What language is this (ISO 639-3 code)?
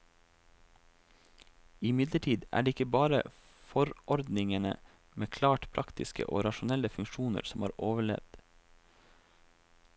nor